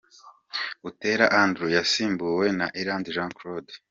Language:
Kinyarwanda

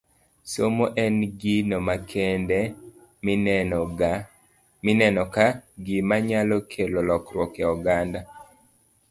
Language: Luo (Kenya and Tanzania)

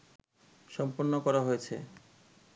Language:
Bangla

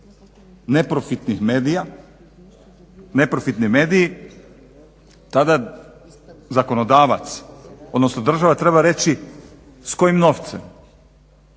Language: Croatian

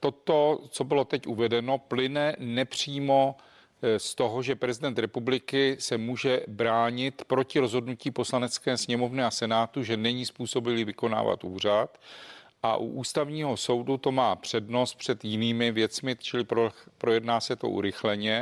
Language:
Czech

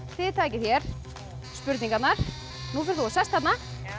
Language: Icelandic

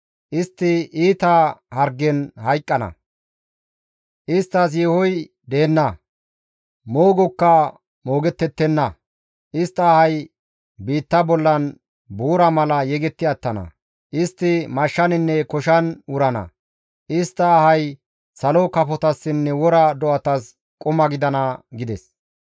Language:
Gamo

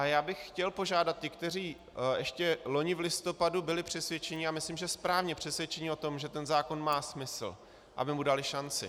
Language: Czech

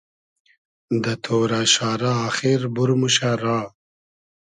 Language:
Hazaragi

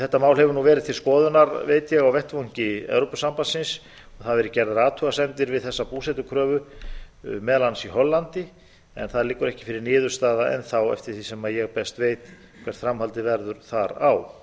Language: Icelandic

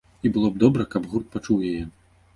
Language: Belarusian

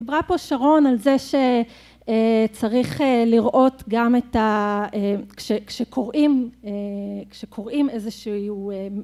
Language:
Hebrew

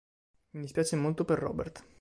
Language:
Italian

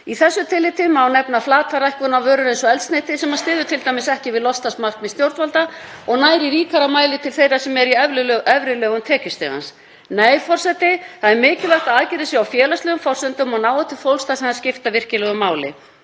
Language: Icelandic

